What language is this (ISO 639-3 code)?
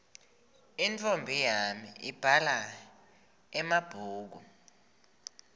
ssw